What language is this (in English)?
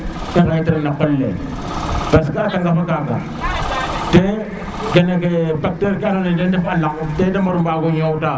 Serer